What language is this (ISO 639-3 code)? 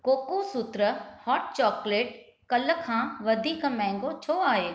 snd